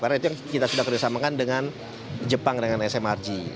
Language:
Indonesian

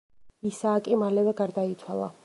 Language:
Georgian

